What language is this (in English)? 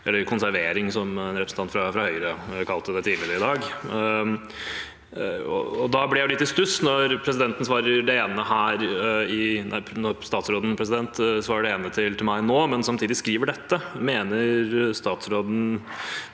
Norwegian